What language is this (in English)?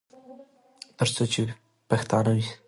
Pashto